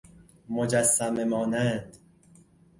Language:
Persian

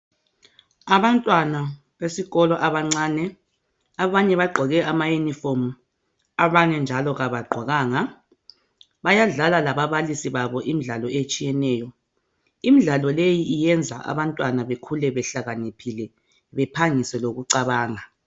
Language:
North Ndebele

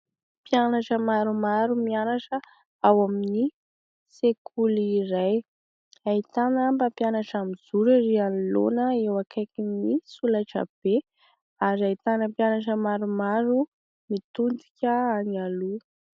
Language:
Malagasy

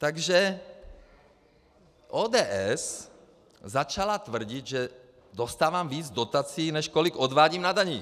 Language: Czech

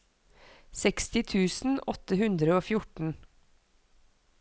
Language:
Norwegian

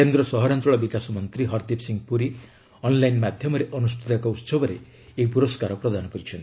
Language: Odia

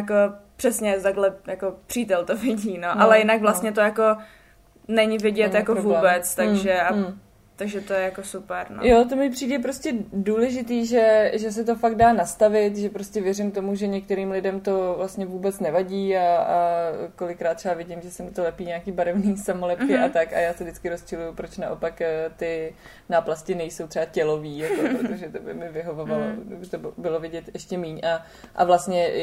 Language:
Czech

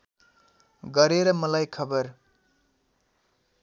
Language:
Nepali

